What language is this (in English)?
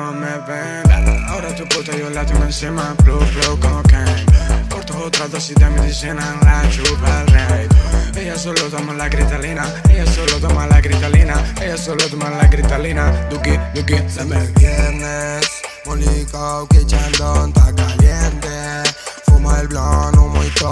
Italian